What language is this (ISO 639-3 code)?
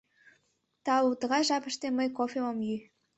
chm